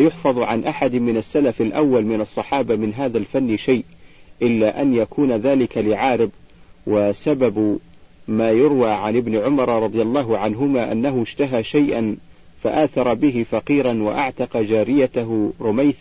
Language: Arabic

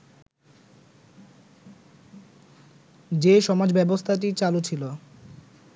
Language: Bangla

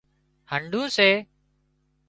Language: Wadiyara Koli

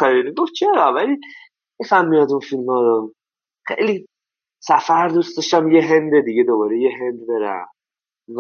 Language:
Persian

